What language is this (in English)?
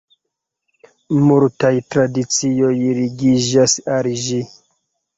Esperanto